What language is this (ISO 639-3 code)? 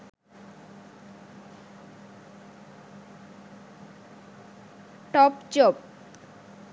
sin